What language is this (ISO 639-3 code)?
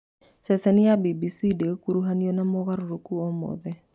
kik